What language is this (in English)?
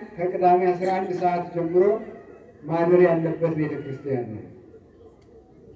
Turkish